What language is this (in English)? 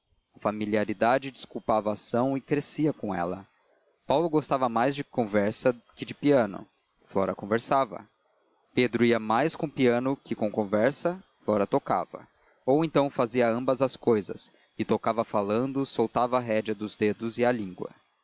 Portuguese